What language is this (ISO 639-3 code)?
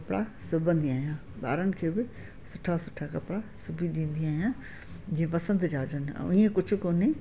snd